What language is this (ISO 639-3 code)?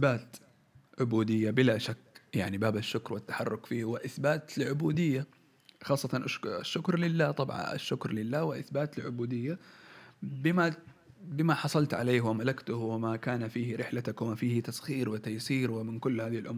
ara